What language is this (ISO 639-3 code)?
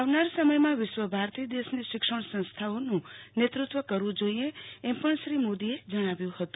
guj